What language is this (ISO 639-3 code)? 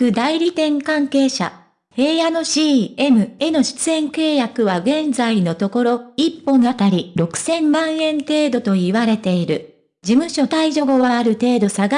jpn